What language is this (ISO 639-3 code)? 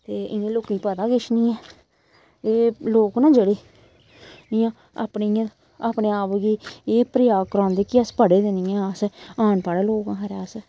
doi